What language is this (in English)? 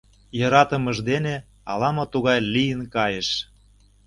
Mari